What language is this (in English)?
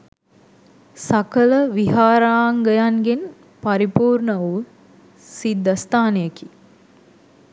Sinhala